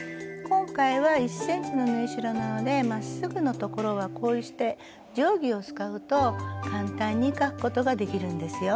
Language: Japanese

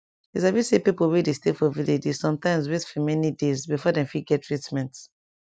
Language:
Nigerian Pidgin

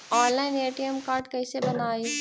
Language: Magahi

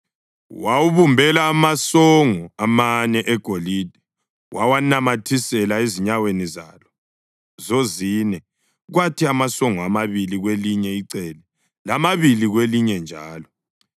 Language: North Ndebele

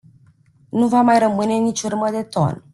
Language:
Romanian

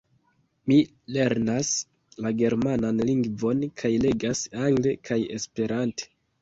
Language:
Esperanto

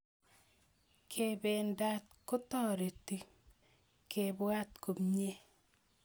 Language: Kalenjin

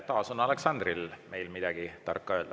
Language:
Estonian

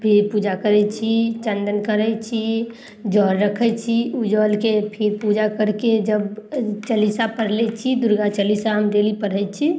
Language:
Maithili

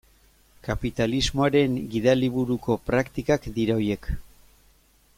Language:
Basque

